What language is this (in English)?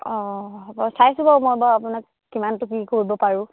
Assamese